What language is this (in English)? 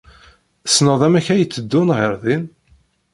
Kabyle